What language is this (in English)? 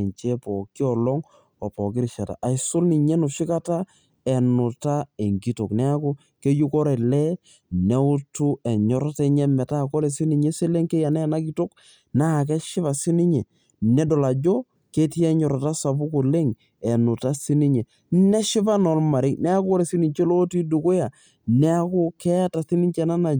Masai